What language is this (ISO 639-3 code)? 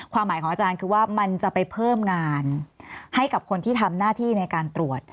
tha